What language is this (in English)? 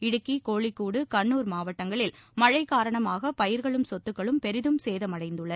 Tamil